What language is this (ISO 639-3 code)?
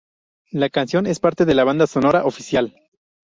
spa